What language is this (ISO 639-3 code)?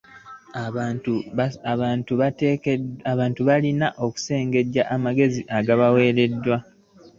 lug